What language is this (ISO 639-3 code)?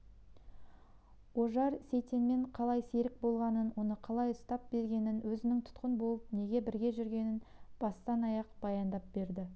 kaz